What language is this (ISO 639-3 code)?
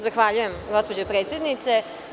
srp